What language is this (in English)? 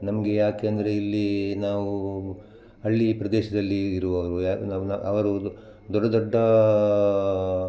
Kannada